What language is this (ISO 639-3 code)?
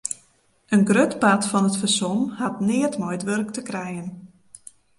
fry